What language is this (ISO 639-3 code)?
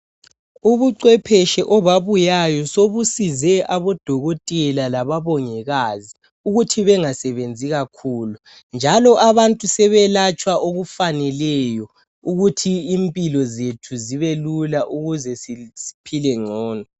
nde